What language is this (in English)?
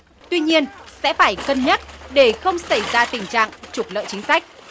Vietnamese